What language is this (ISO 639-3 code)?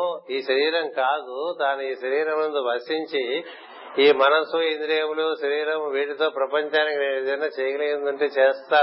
tel